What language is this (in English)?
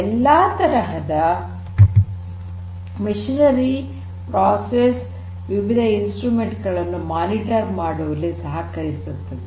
Kannada